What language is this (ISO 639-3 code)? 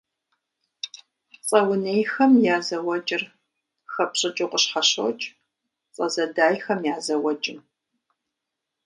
kbd